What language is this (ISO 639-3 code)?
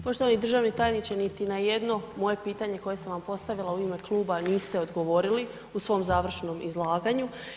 hrv